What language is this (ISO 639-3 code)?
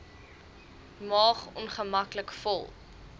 afr